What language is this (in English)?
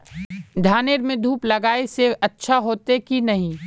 Magahi